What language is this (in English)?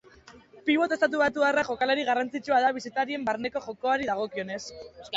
Basque